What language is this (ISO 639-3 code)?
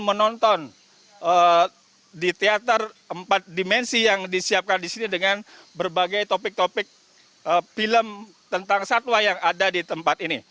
ind